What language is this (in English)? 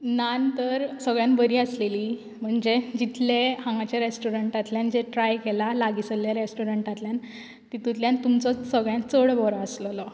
Konkani